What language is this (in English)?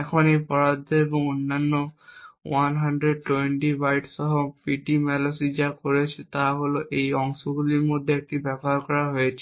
Bangla